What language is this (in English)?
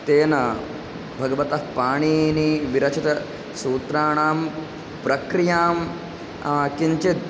Sanskrit